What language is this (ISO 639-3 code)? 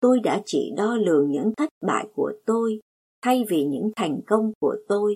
vie